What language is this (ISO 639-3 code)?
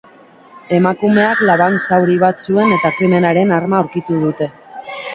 eus